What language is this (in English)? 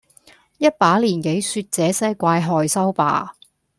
Cantonese